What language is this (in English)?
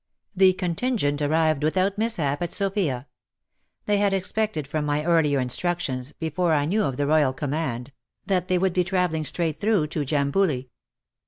English